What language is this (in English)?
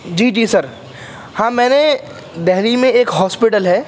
Urdu